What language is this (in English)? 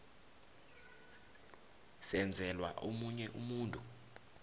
South Ndebele